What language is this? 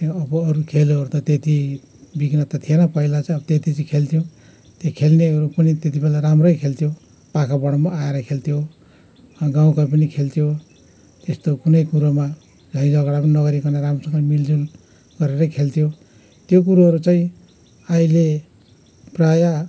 Nepali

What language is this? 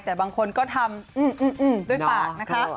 Thai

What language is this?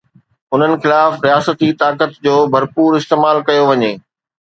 Sindhi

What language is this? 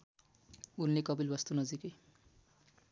Nepali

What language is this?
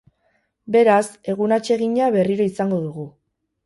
Basque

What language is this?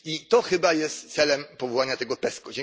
Polish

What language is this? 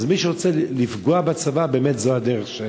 Hebrew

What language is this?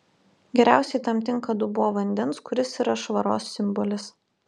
Lithuanian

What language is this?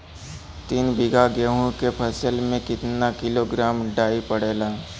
Bhojpuri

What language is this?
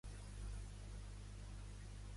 Catalan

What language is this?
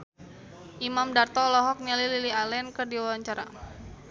Sundanese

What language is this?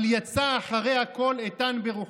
Hebrew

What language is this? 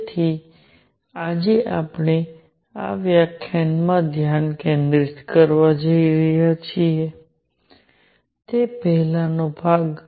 Gujarati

